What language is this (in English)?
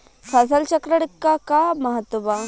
Bhojpuri